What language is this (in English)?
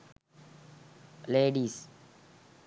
Sinhala